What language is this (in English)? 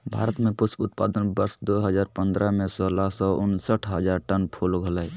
Magahi